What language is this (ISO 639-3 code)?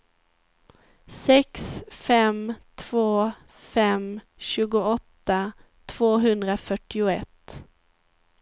swe